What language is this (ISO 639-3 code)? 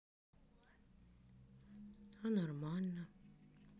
rus